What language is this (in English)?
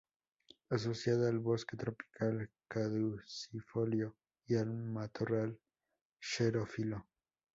Spanish